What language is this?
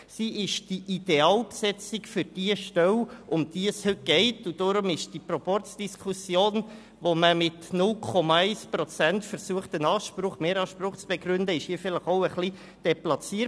Swiss German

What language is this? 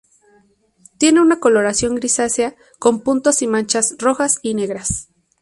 Spanish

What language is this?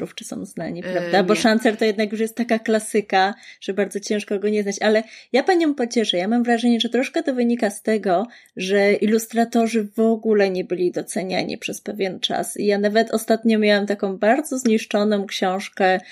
Polish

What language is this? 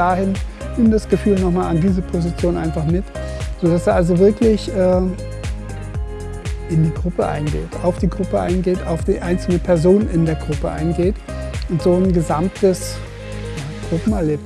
German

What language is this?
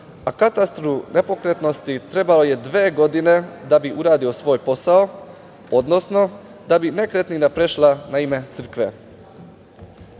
Serbian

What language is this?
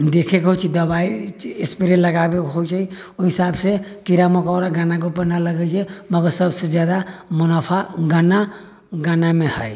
Maithili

